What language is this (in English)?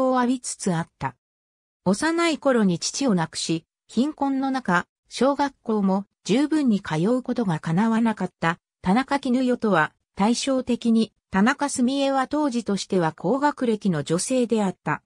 Japanese